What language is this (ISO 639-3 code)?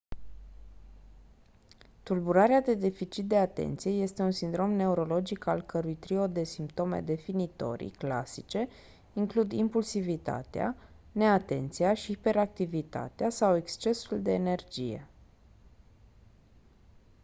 ron